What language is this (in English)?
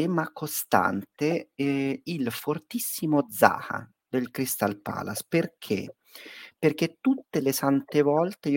Italian